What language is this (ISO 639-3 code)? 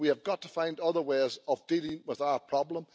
eng